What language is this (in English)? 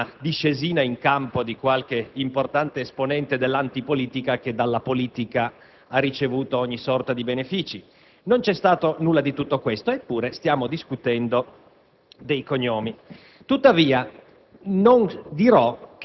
Italian